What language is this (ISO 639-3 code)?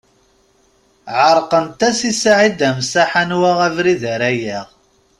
kab